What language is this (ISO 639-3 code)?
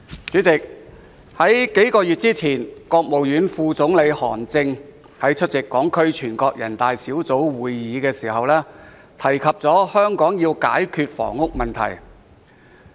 yue